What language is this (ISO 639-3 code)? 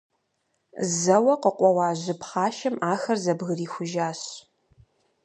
kbd